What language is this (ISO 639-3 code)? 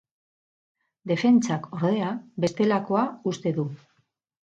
eus